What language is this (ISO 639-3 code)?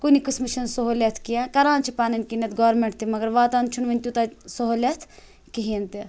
kas